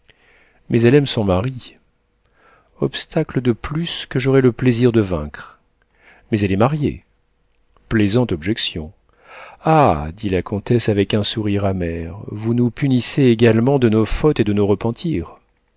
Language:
French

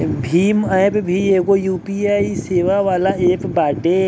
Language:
Bhojpuri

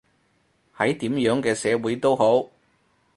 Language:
Cantonese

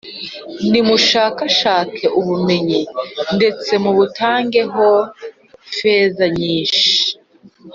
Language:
Kinyarwanda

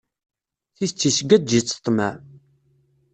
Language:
Kabyle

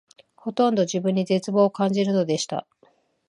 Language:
Japanese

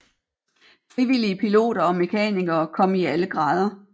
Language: Danish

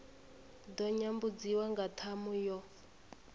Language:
Venda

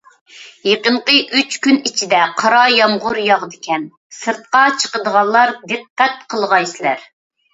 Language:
Uyghur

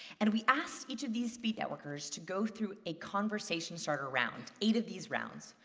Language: English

